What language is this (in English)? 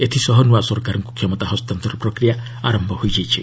Odia